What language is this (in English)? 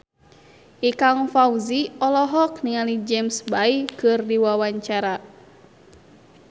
Sundanese